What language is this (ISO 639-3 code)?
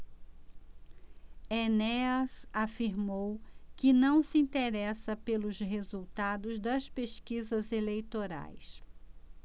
por